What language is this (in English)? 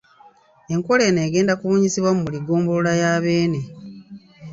Ganda